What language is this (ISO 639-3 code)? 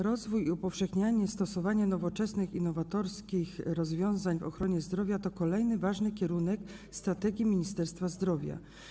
pol